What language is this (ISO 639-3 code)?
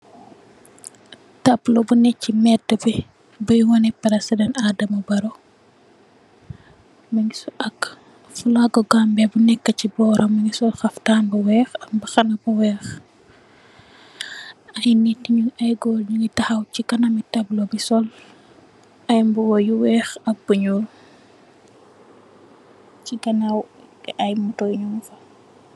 wol